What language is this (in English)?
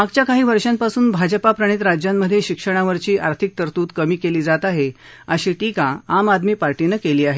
Marathi